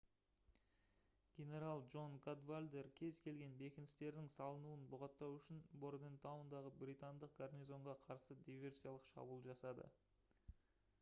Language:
Kazakh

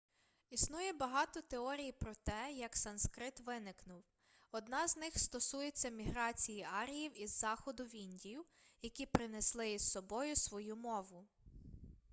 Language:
Ukrainian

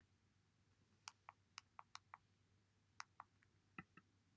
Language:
Welsh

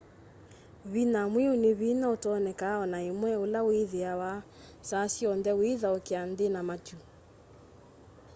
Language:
Kamba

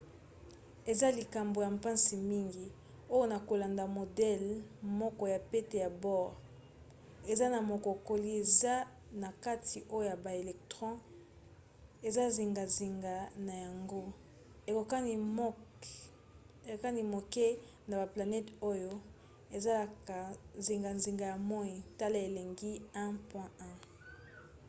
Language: Lingala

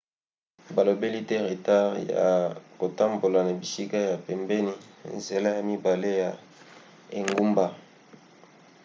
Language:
Lingala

